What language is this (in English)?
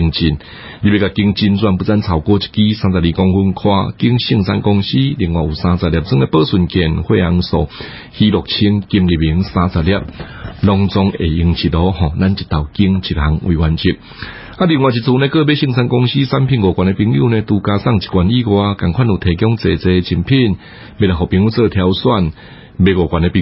Chinese